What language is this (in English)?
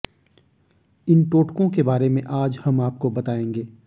Hindi